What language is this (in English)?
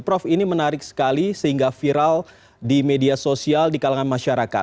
Indonesian